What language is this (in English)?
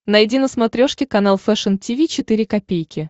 Russian